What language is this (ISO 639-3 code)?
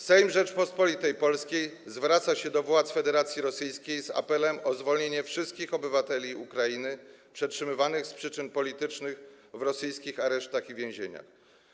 pol